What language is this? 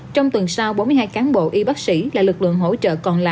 Vietnamese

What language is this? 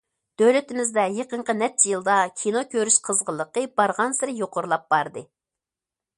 Uyghur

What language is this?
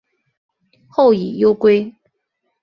Chinese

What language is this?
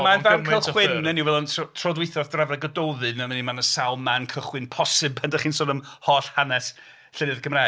Welsh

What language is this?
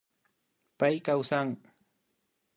Imbabura Highland Quichua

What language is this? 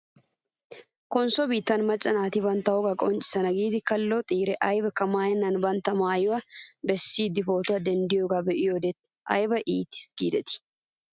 Wolaytta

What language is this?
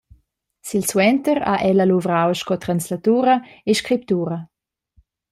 Romansh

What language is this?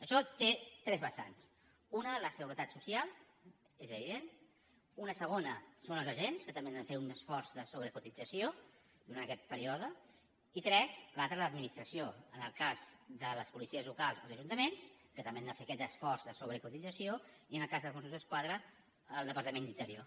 Catalan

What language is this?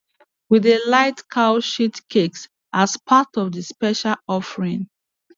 Nigerian Pidgin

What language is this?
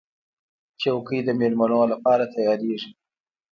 Pashto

